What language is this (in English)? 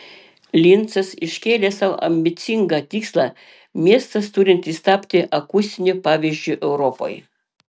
Lithuanian